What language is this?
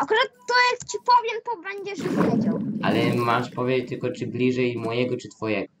Polish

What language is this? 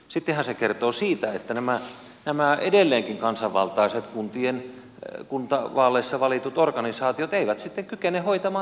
Finnish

